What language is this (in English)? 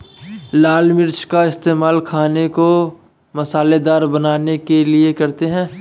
Hindi